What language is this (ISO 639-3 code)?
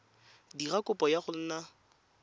tsn